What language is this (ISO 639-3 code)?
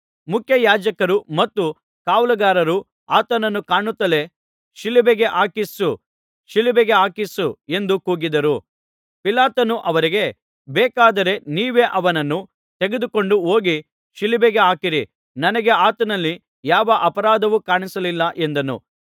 kan